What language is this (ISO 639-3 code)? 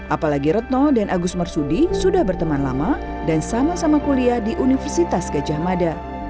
ind